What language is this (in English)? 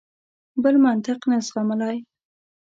Pashto